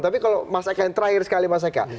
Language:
Indonesian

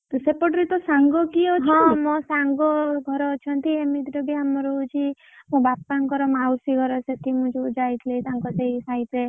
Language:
Odia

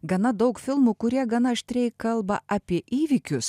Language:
Lithuanian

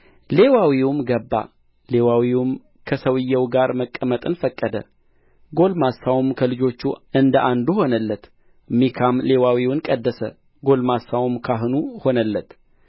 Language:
Amharic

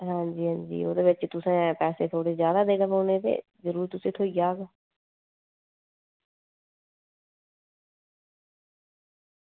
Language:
Dogri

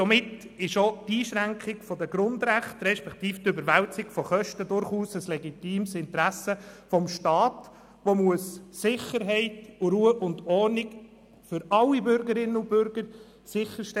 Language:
Swiss German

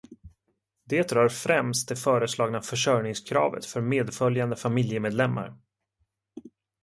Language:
Swedish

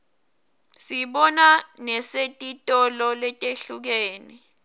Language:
Swati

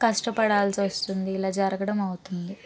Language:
Telugu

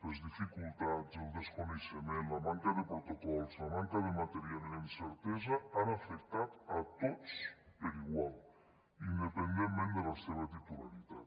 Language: Catalan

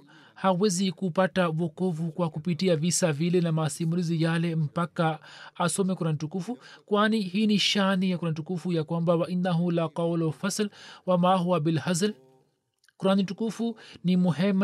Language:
Swahili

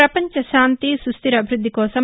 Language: Telugu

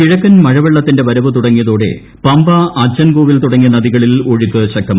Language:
Malayalam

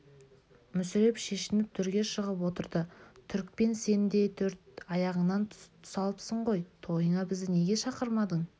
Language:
Kazakh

